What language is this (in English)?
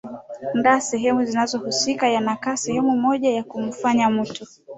Swahili